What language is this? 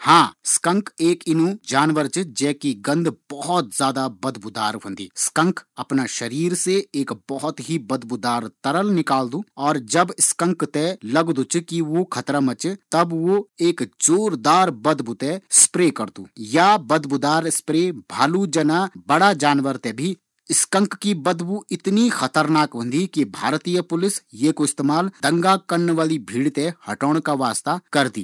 Garhwali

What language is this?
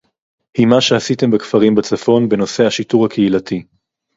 Hebrew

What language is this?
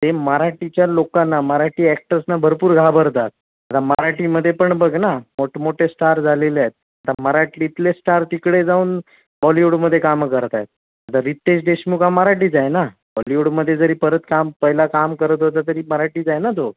Marathi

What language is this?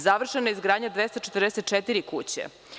Serbian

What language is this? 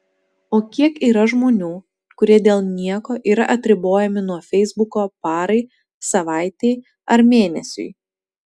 Lithuanian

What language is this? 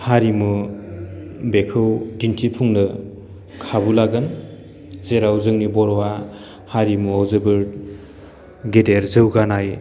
Bodo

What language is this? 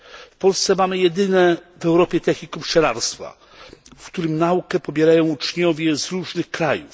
Polish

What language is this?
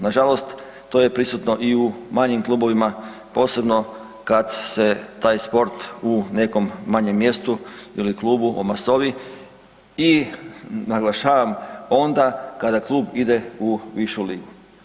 Croatian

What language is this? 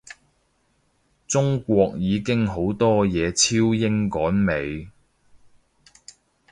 Cantonese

